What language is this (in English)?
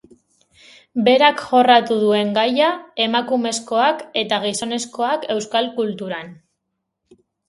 Basque